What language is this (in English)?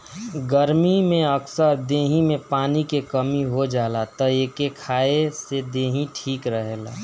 Bhojpuri